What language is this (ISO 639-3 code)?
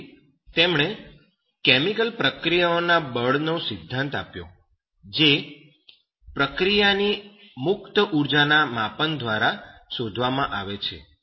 guj